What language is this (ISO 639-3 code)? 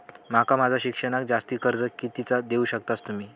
mar